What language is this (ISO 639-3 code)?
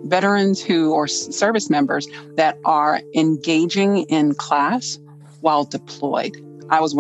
eng